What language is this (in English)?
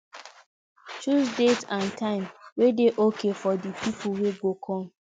Nigerian Pidgin